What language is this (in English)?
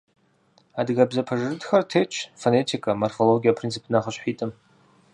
Kabardian